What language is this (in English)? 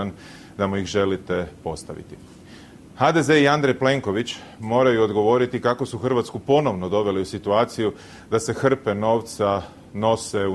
Croatian